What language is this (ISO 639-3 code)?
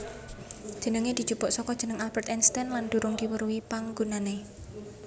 jav